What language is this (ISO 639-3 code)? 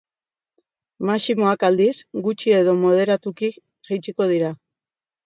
eus